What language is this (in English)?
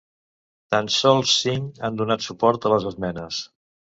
Catalan